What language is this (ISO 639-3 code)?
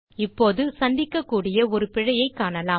tam